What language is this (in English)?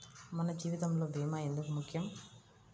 Telugu